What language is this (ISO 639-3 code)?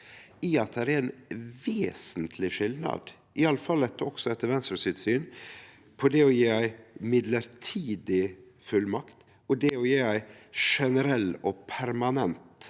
nor